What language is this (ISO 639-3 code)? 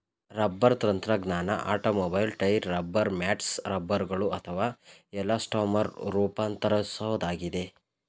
kan